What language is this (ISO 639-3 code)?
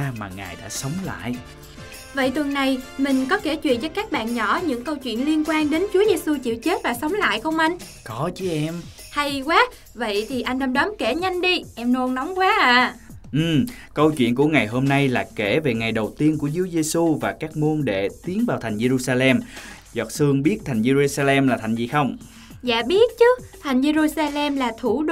vie